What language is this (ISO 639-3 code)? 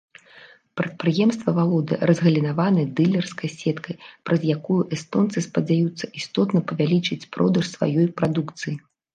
bel